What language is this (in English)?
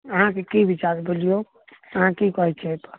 Maithili